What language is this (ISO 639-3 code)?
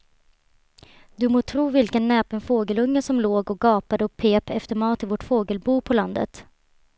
swe